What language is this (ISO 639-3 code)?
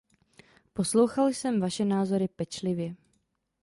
ces